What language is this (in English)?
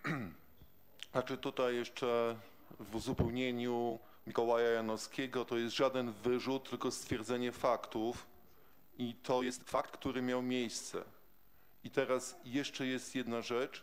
Polish